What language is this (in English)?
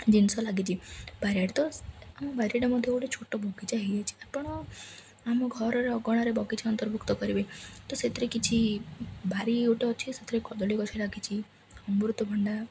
Odia